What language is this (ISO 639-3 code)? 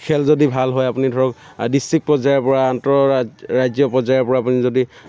asm